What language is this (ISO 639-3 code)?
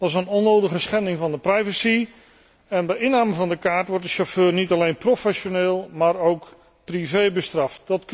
nld